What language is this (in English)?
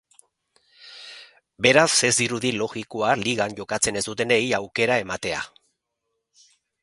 Basque